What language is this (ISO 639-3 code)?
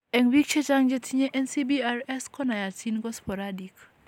kln